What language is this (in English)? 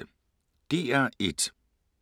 Danish